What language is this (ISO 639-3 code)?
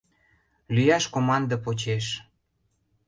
chm